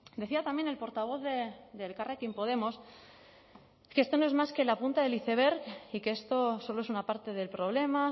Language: Spanish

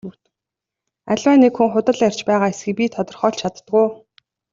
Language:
Mongolian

